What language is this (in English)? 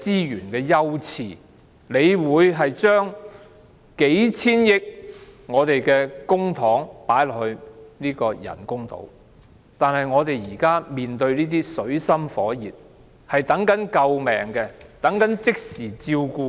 Cantonese